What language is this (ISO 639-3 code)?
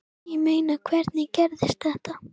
isl